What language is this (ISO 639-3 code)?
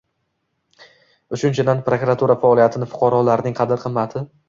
uzb